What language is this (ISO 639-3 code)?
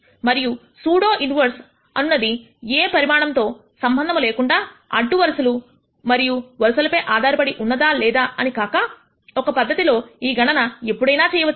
tel